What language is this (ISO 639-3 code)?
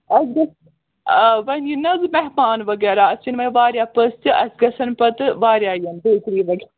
kas